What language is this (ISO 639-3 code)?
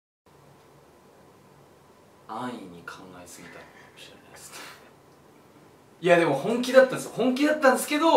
jpn